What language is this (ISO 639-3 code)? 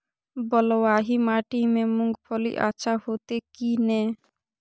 mai